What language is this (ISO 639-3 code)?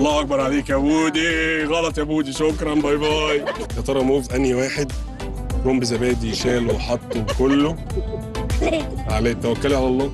ara